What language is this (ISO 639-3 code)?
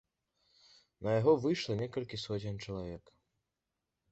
bel